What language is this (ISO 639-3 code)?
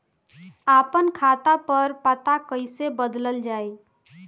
bho